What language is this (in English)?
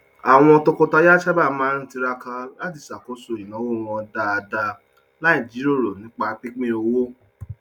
Yoruba